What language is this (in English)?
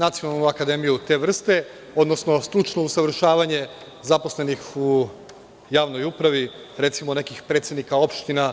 Serbian